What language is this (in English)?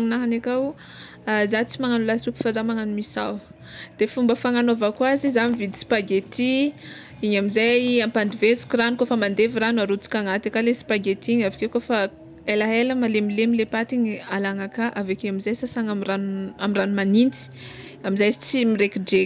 Tsimihety Malagasy